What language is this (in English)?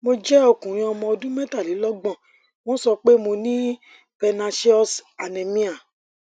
Yoruba